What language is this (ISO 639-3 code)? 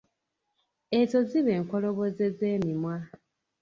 lug